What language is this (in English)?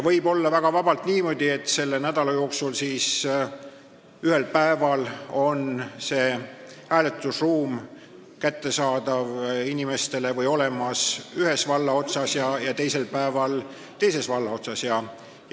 Estonian